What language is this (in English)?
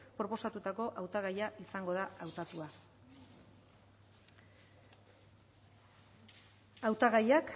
Basque